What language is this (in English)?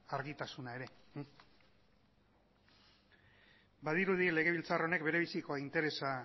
Basque